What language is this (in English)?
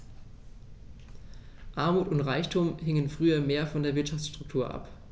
German